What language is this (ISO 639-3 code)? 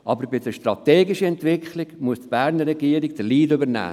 gsw